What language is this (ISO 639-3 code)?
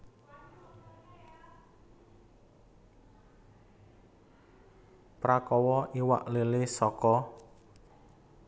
jav